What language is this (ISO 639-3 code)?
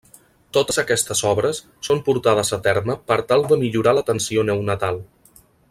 cat